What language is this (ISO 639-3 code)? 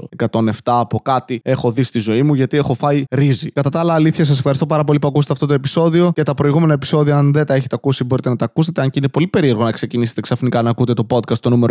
ell